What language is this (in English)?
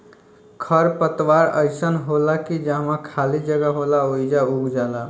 Bhojpuri